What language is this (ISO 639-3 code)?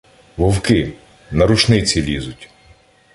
ukr